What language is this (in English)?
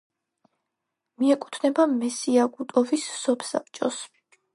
Georgian